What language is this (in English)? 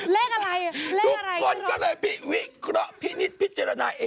Thai